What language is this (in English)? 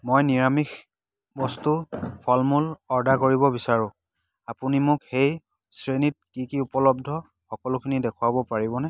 Assamese